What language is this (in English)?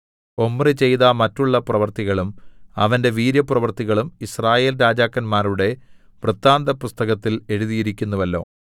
Malayalam